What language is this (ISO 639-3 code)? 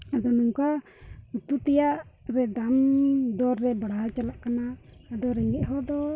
sat